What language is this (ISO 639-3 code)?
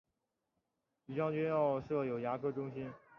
zho